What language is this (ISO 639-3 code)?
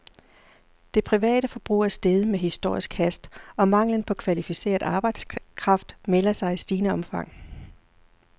dan